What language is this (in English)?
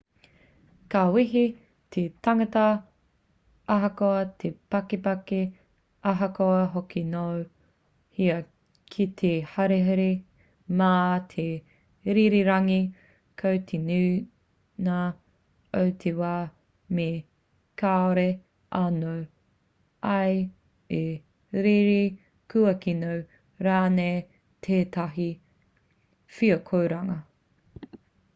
Māori